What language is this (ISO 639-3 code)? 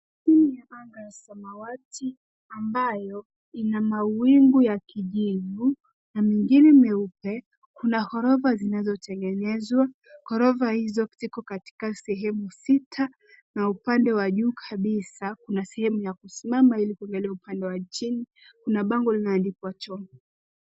swa